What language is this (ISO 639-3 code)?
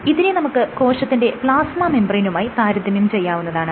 mal